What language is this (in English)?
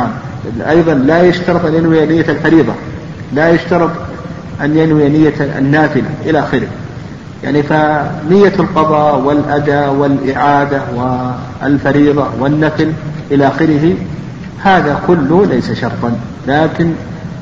Arabic